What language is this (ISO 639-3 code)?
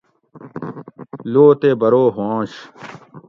gwc